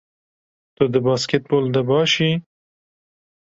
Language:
Kurdish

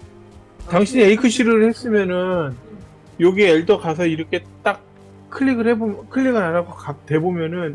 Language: Korean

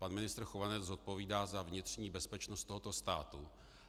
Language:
Czech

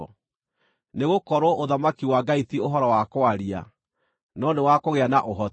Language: Kikuyu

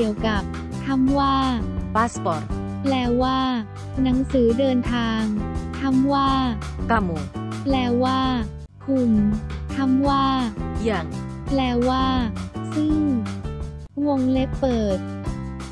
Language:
Thai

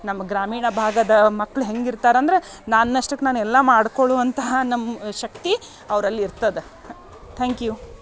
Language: Kannada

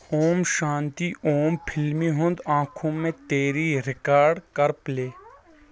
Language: Kashmiri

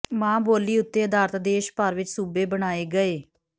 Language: Punjabi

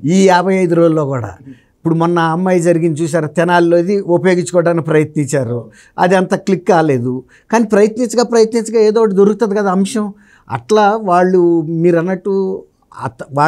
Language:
Telugu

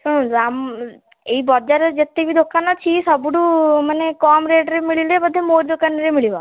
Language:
Odia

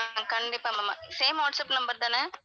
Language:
Tamil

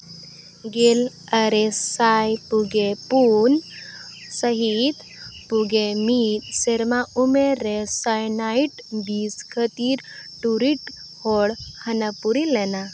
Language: Santali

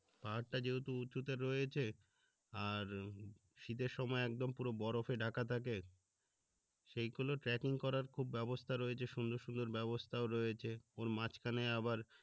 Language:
Bangla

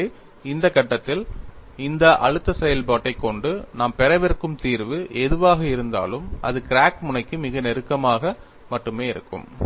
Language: Tamil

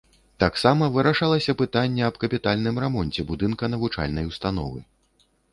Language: Belarusian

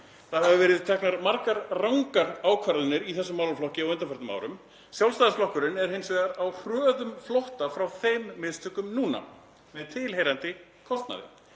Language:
Icelandic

